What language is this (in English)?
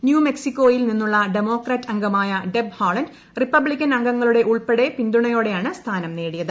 Malayalam